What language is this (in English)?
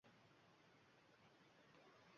Uzbek